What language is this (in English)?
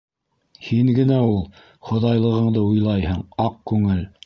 Bashkir